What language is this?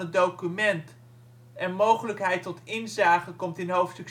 Dutch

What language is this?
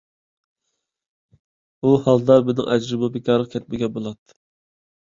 Uyghur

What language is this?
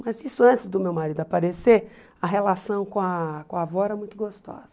Portuguese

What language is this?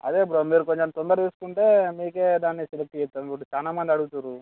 Telugu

